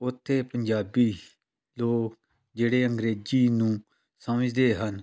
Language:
Punjabi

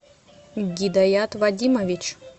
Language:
Russian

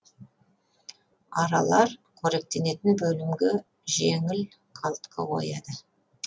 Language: Kazakh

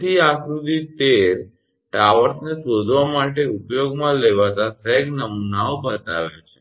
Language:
Gujarati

